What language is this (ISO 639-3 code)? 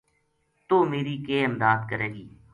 gju